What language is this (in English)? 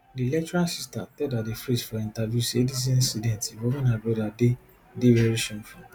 Nigerian Pidgin